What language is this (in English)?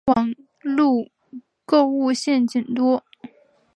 Chinese